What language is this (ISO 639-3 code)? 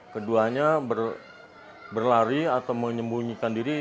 ind